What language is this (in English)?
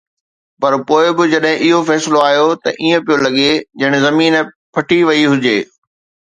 Sindhi